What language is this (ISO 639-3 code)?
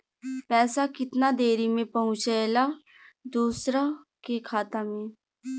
bho